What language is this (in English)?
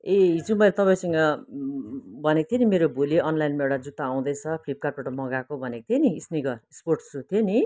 Nepali